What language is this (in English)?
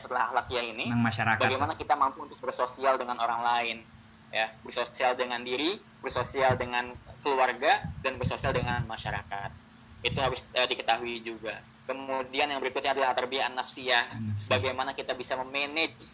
Indonesian